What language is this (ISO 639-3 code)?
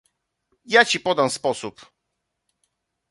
pol